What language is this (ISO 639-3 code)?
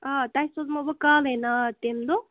kas